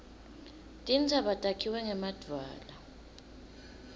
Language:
Swati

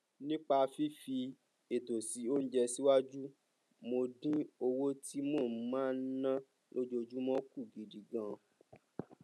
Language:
Yoruba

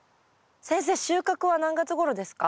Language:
Japanese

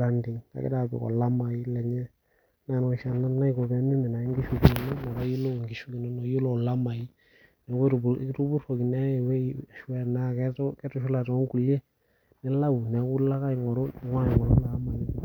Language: Masai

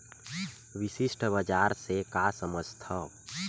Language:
Chhattisgarhi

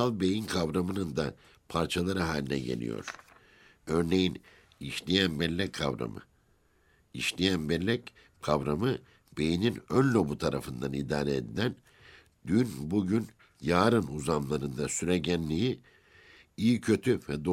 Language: Turkish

